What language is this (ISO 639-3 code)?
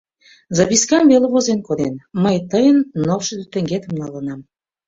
chm